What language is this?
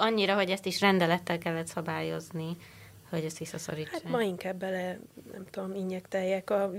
Hungarian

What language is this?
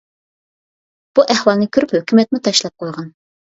Uyghur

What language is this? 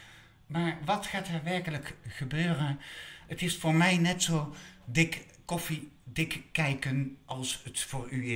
Dutch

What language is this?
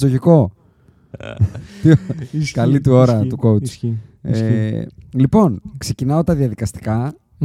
Greek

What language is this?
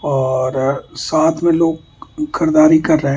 Hindi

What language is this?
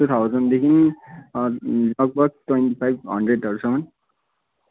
Nepali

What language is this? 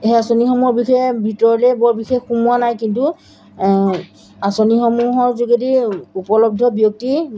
Assamese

